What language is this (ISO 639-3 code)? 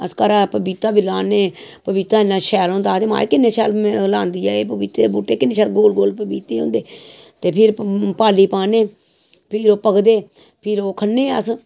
doi